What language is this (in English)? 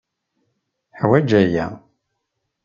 Kabyle